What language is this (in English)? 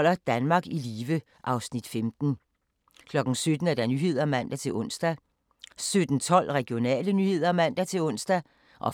Danish